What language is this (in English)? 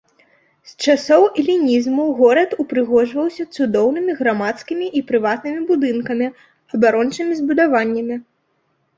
Belarusian